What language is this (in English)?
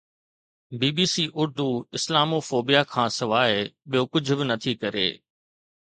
Sindhi